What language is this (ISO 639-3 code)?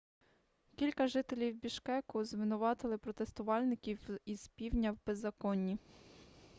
ukr